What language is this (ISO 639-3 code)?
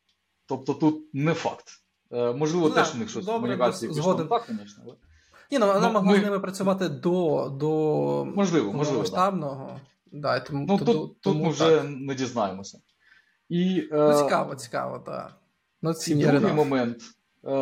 ukr